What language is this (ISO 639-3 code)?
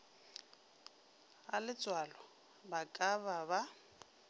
nso